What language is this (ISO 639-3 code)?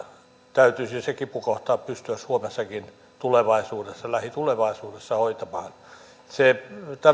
fin